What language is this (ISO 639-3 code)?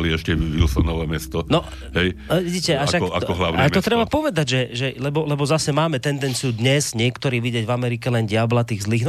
slk